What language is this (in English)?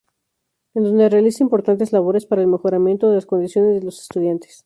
Spanish